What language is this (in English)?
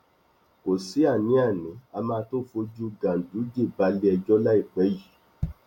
Yoruba